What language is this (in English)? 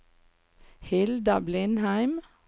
Norwegian